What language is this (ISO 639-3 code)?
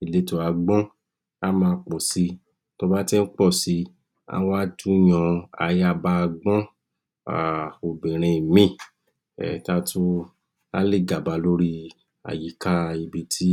yor